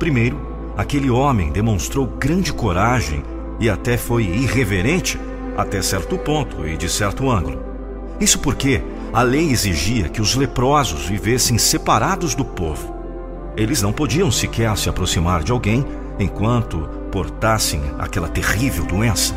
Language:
Portuguese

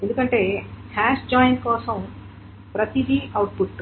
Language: Telugu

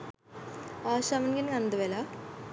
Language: Sinhala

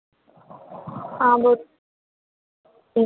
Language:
Hindi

